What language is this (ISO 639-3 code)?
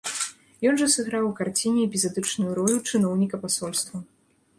bel